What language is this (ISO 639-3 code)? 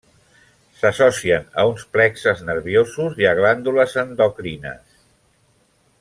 cat